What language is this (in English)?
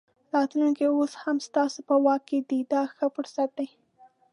Pashto